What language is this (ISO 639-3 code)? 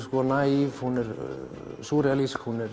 isl